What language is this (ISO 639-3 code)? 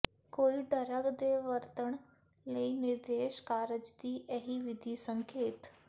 pan